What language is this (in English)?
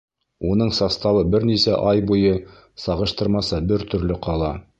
Bashkir